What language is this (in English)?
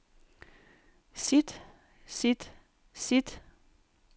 Danish